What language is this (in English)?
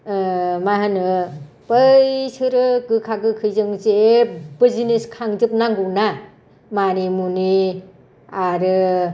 Bodo